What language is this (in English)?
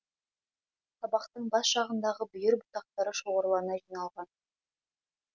Kazakh